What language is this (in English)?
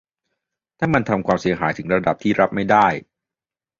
Thai